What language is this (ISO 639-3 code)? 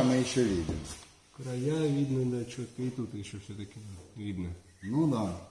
rus